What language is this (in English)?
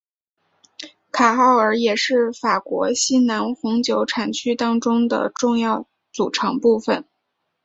Chinese